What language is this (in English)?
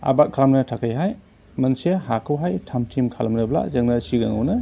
Bodo